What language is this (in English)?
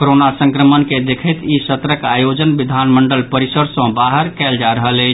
Maithili